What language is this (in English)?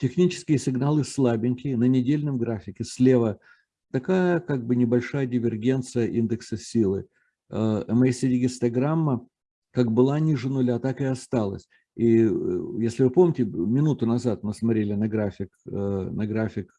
Russian